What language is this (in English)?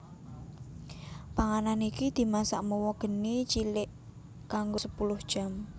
Javanese